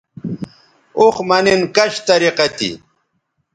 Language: Bateri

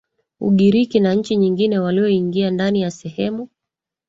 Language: Swahili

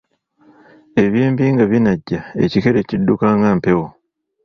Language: Ganda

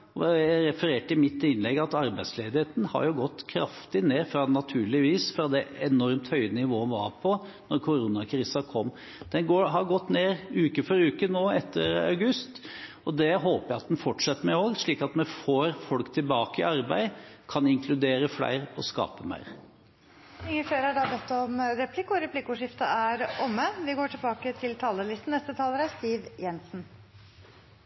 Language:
Norwegian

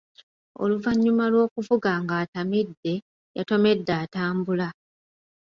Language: Ganda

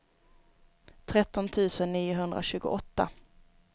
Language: Swedish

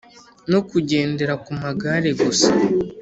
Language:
Kinyarwanda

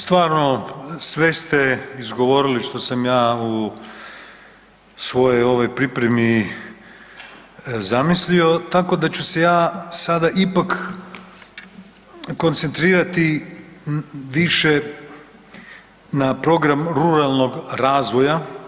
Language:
Croatian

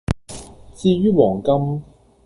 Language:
Cantonese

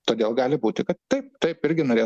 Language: Lithuanian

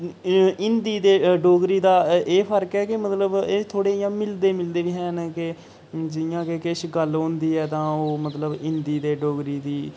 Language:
Dogri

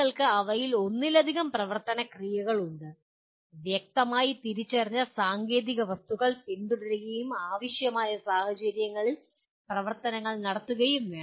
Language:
Malayalam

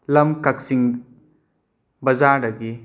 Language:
Manipuri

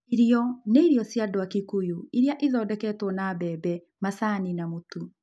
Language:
Kikuyu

